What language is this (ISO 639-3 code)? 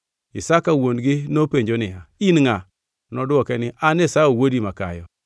luo